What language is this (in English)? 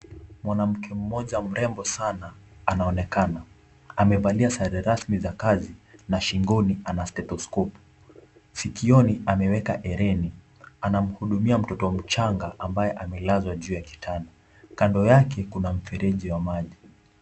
Swahili